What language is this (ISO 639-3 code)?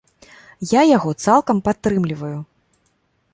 bel